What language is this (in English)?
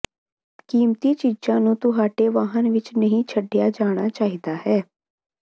Punjabi